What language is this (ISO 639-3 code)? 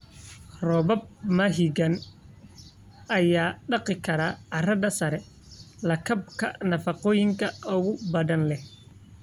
som